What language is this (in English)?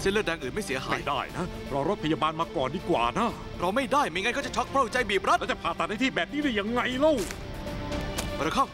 Thai